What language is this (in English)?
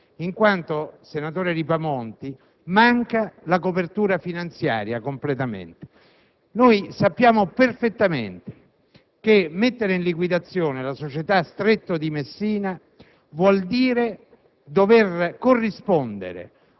Italian